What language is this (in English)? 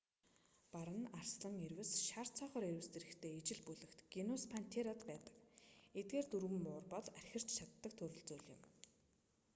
Mongolian